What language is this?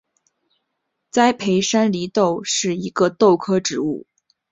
Chinese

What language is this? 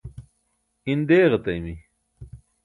Burushaski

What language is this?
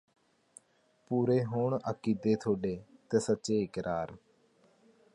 Punjabi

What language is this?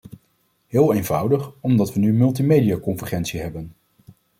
Dutch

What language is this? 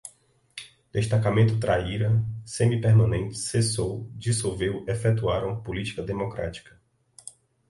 Portuguese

